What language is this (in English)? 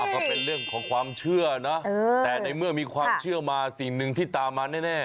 Thai